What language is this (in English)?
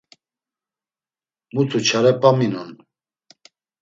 Laz